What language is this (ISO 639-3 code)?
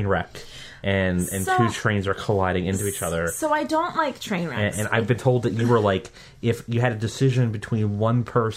eng